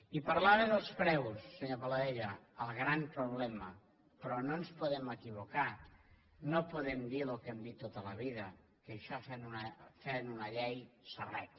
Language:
Catalan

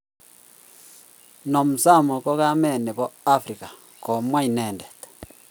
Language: Kalenjin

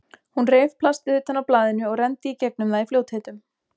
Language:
Icelandic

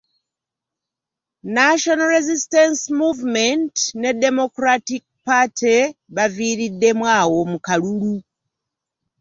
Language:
Ganda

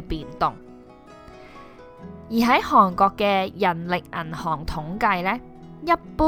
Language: Chinese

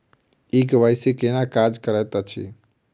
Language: Maithili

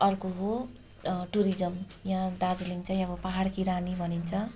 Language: Nepali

